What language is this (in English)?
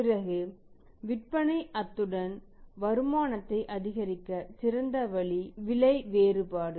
Tamil